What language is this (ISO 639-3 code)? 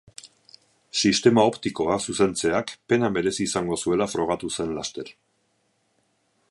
eus